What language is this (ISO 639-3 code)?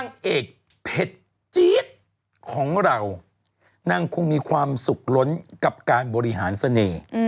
tha